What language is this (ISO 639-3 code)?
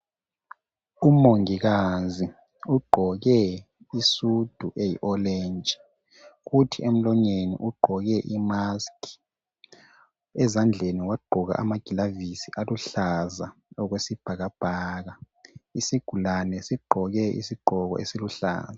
nde